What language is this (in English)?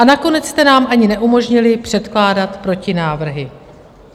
Czech